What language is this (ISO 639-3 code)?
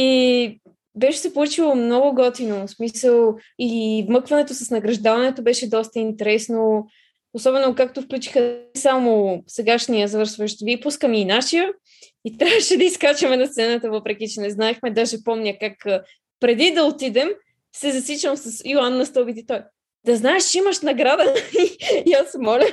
bul